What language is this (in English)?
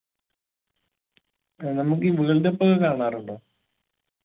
Malayalam